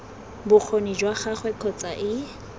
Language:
Tswana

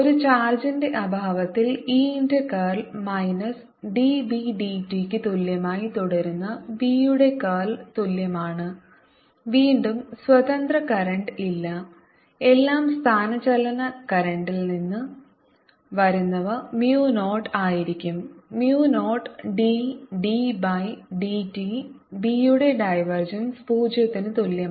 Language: Malayalam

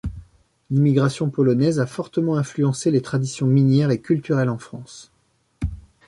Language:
French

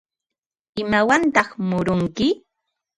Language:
Ambo-Pasco Quechua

